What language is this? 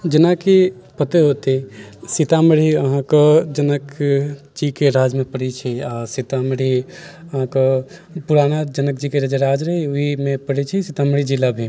Maithili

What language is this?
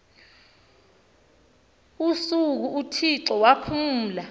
Xhosa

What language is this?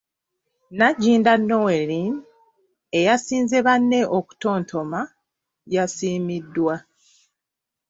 Ganda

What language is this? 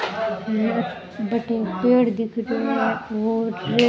Rajasthani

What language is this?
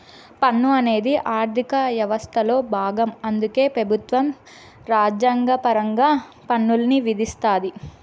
Telugu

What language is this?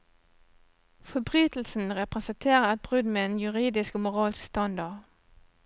Norwegian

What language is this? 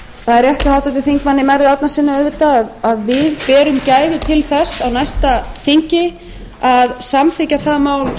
Icelandic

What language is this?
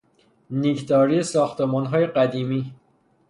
Persian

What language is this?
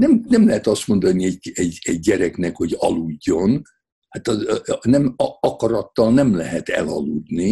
Hungarian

